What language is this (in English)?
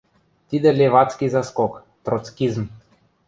Western Mari